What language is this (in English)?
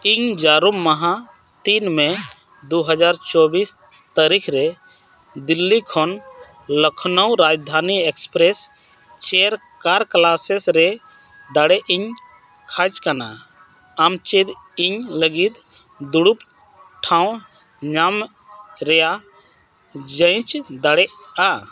Santali